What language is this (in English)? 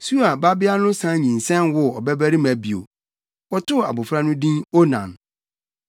Akan